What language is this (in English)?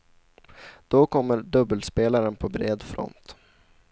Swedish